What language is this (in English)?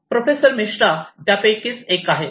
Marathi